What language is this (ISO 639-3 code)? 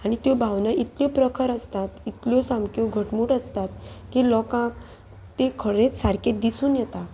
kok